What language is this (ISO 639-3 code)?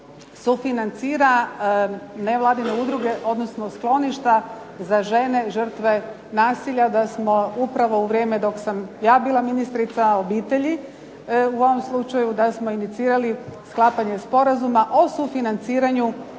hrv